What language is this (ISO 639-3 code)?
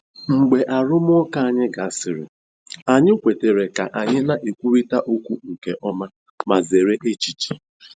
ibo